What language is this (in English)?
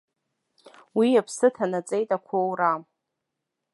Abkhazian